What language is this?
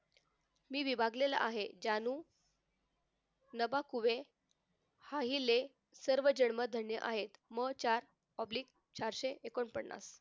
Marathi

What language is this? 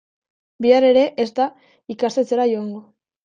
Basque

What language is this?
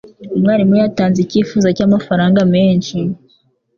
Kinyarwanda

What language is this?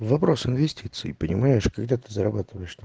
Russian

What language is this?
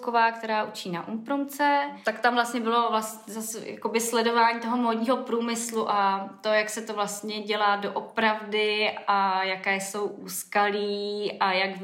Czech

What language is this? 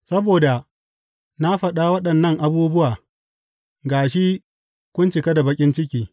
Hausa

